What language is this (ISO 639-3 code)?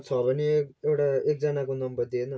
nep